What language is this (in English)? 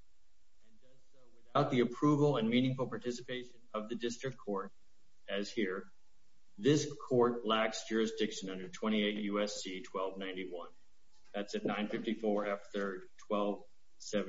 English